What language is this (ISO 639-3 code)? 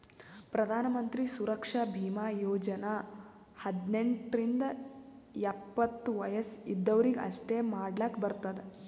kan